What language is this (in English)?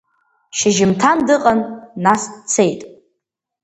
Abkhazian